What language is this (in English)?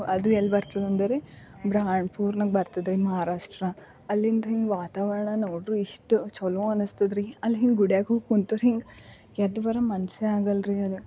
Kannada